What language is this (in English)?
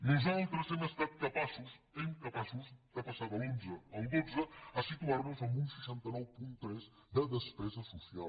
Catalan